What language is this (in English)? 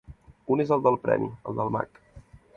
Catalan